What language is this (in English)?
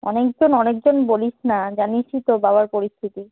Bangla